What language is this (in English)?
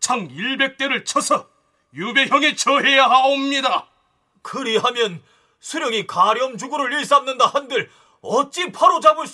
Korean